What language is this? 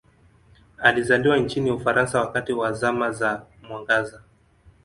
Swahili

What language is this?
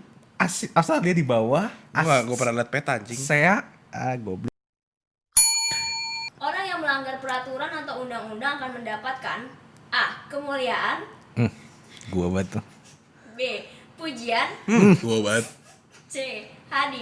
Indonesian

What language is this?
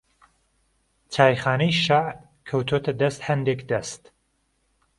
Central Kurdish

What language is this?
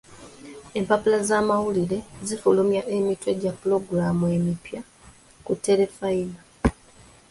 Ganda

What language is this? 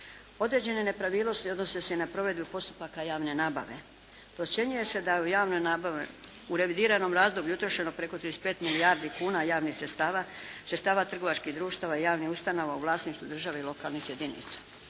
Croatian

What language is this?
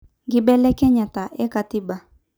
Masai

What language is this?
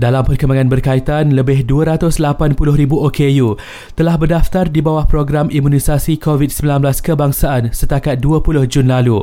Malay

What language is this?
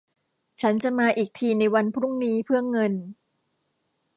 Thai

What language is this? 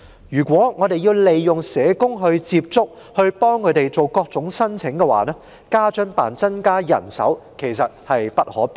Cantonese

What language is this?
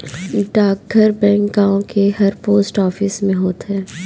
Bhojpuri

